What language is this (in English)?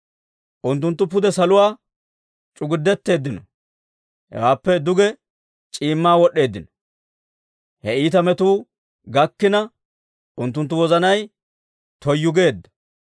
Dawro